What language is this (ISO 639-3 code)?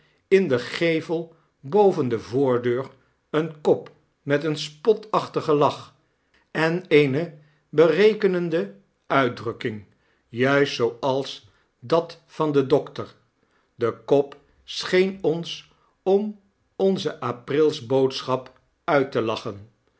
nld